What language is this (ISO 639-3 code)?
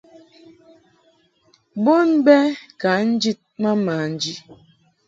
mhk